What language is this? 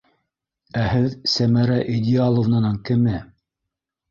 Bashkir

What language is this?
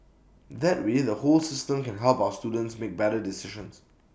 English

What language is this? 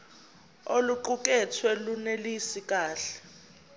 Zulu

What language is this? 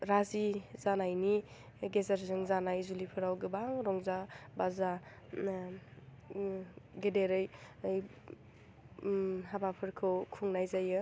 Bodo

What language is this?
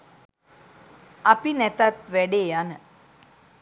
Sinhala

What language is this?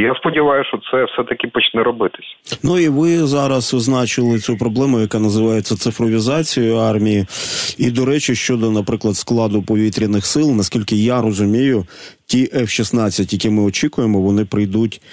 Ukrainian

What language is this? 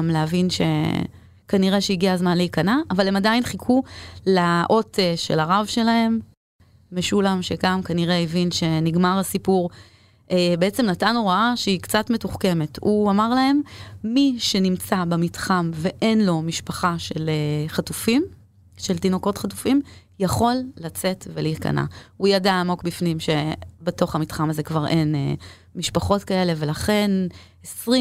Hebrew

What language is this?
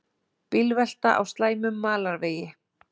Icelandic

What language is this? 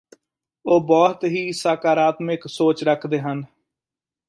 Punjabi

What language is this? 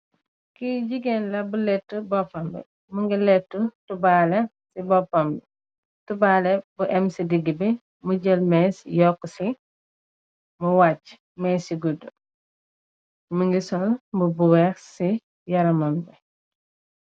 Wolof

